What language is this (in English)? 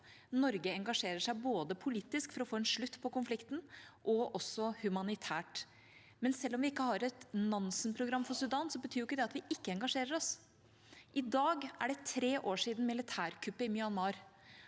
Norwegian